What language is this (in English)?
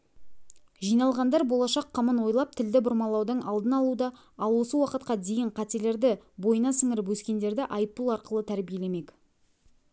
Kazakh